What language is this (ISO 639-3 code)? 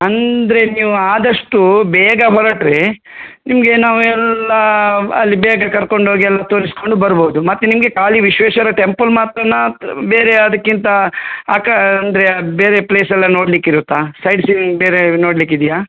kan